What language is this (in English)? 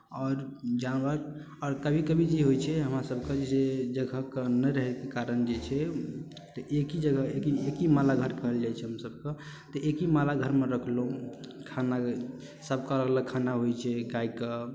Maithili